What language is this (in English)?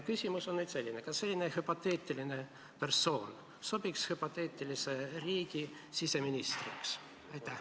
Estonian